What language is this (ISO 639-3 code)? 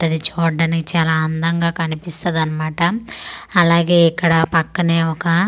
tel